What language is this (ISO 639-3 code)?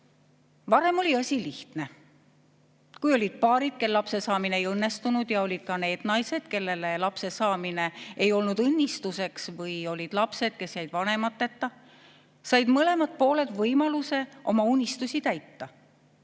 est